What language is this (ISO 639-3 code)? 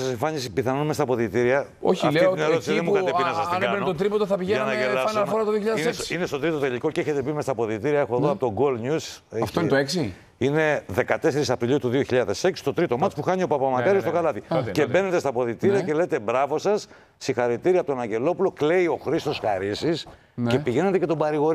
ell